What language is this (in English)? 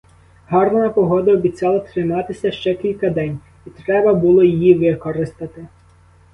Ukrainian